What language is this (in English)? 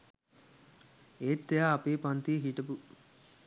Sinhala